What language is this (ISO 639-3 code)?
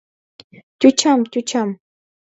chm